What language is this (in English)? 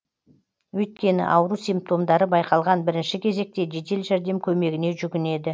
Kazakh